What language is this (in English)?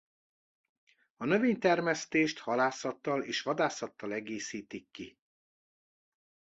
Hungarian